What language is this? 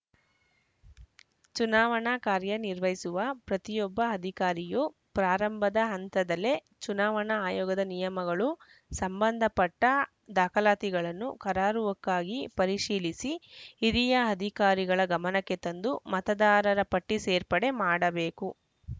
Kannada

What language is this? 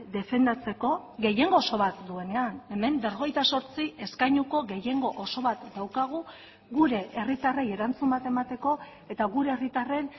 Basque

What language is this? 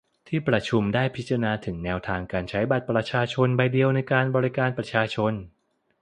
Thai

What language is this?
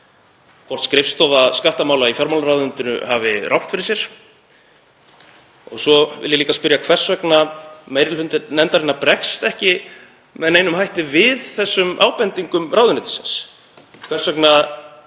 Icelandic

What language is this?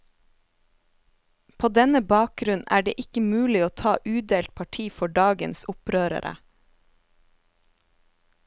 Norwegian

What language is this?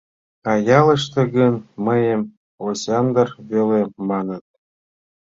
Mari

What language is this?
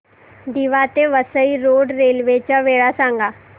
Marathi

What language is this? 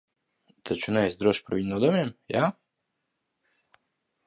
Latvian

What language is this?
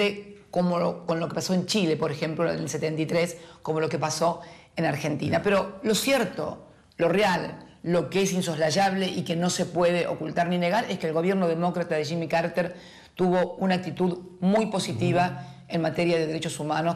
Spanish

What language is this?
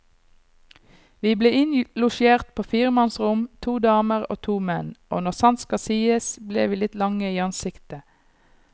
Norwegian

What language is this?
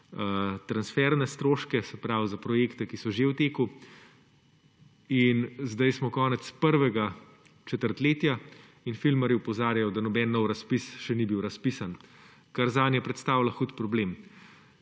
Slovenian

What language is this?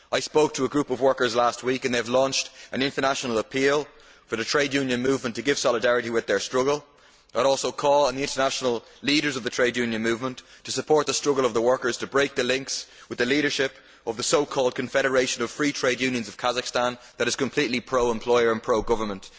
English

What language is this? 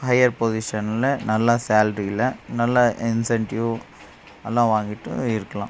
Tamil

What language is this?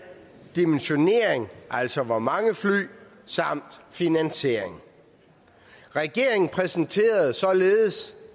Danish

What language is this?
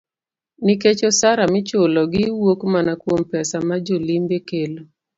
Luo (Kenya and Tanzania)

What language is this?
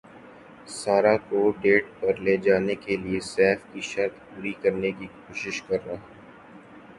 Urdu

